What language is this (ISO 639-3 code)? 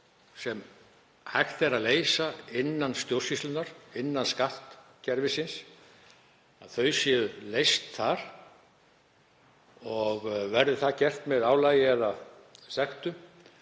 isl